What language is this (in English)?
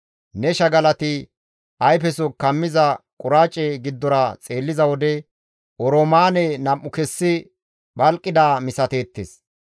Gamo